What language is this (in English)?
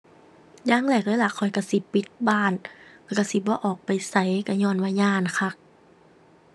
Thai